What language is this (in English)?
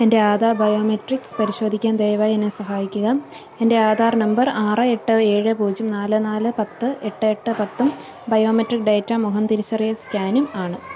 Malayalam